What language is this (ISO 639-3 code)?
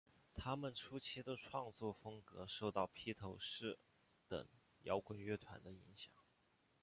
zho